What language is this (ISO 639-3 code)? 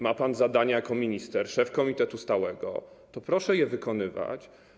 pol